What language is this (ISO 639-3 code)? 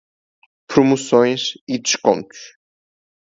por